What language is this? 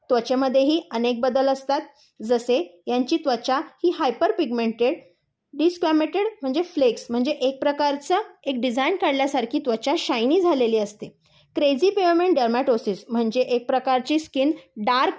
Marathi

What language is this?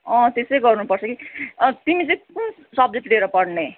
Nepali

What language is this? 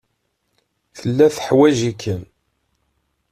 Kabyle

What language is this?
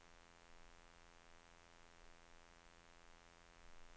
Norwegian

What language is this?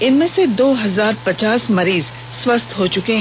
Hindi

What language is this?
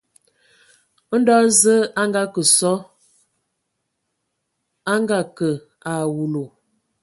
Ewondo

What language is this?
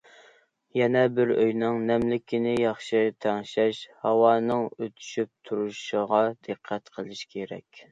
Uyghur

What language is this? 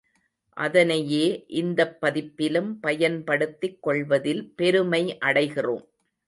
Tamil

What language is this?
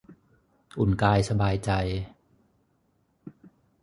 Thai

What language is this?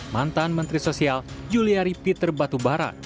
Indonesian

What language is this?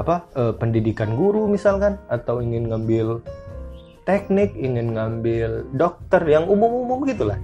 Indonesian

